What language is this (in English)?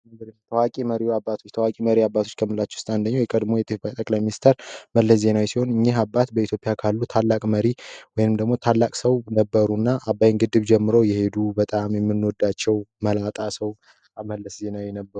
Amharic